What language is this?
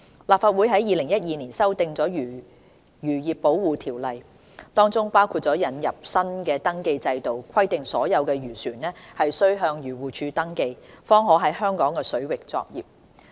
Cantonese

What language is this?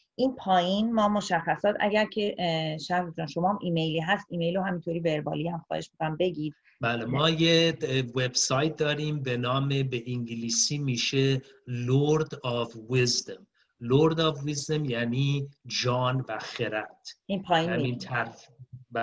Persian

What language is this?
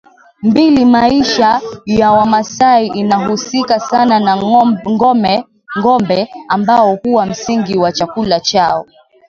Swahili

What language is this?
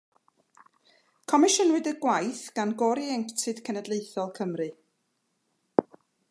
Welsh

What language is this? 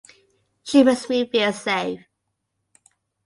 English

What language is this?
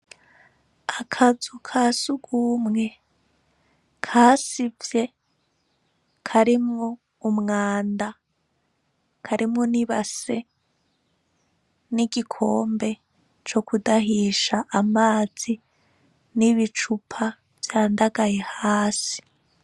Rundi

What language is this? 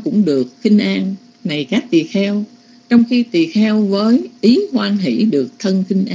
Vietnamese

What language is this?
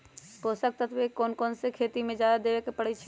Magahi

